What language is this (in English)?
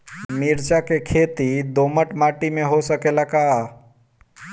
Bhojpuri